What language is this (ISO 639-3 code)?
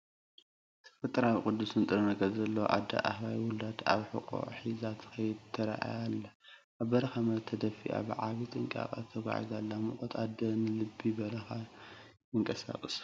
tir